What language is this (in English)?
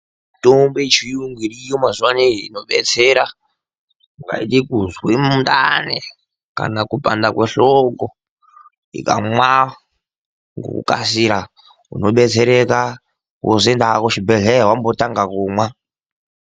Ndau